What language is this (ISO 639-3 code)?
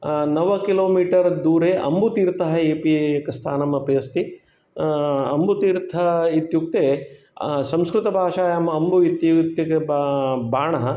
san